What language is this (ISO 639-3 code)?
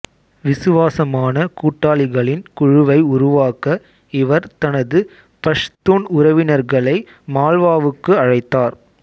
tam